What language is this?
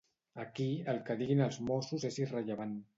Catalan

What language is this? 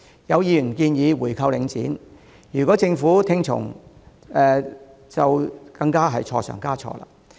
Cantonese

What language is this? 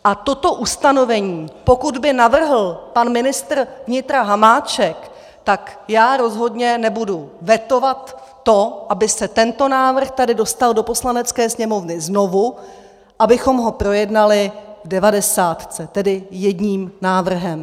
Czech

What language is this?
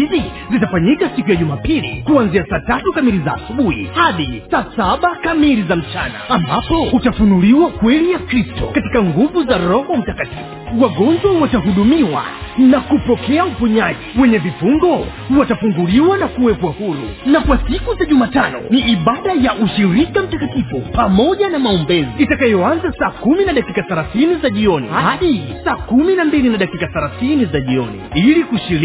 Swahili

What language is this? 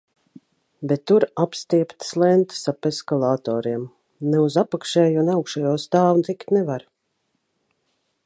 Latvian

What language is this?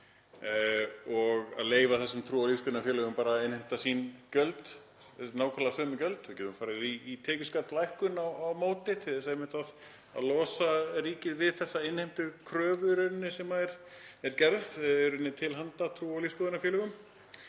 Icelandic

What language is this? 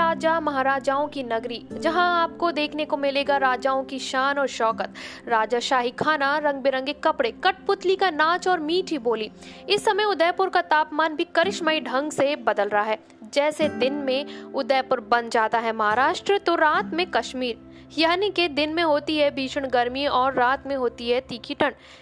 Hindi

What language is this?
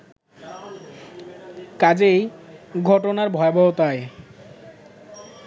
Bangla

